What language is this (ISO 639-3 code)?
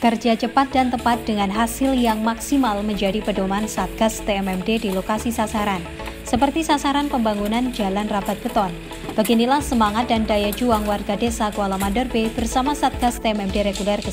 ind